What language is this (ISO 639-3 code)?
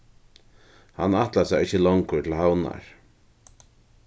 fao